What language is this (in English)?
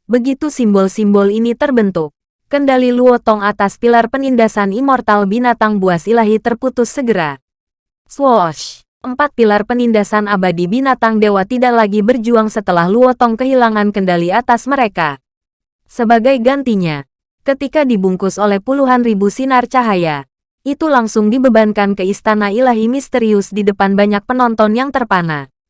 Indonesian